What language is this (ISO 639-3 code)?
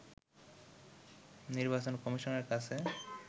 ben